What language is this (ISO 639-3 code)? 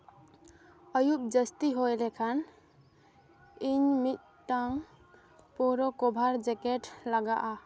sat